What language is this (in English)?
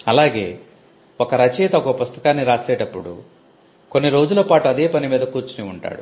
Telugu